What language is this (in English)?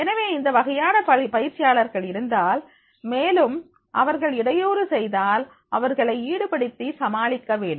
Tamil